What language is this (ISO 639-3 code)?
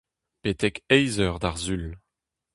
bre